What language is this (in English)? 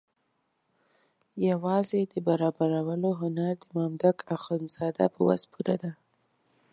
Pashto